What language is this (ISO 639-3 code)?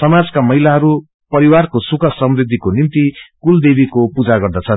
nep